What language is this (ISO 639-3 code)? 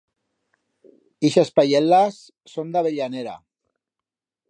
arg